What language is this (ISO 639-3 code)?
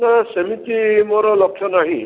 ori